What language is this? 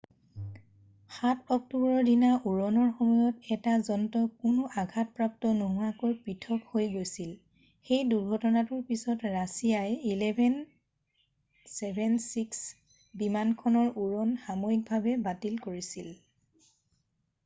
Assamese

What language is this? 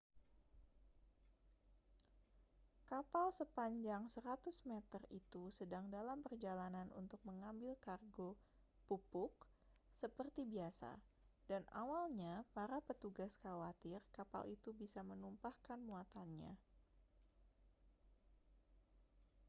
Indonesian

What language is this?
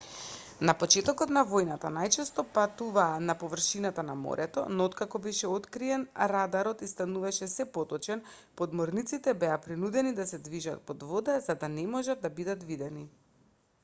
Macedonian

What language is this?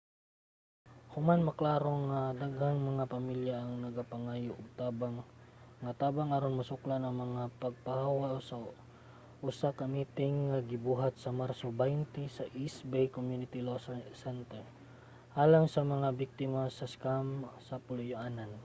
Cebuano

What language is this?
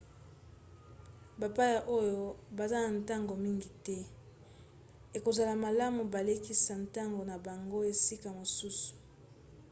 Lingala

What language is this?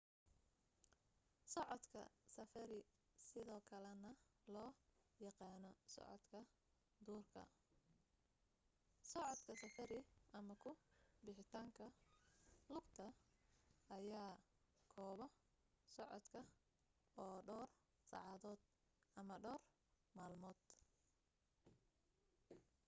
Somali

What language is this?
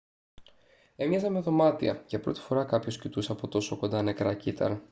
Greek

